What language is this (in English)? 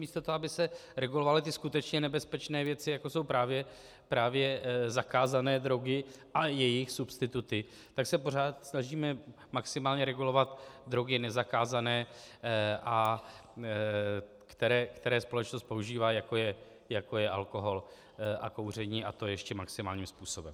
Czech